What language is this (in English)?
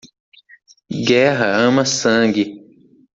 Portuguese